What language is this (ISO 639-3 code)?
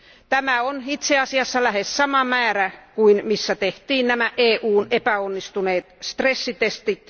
fin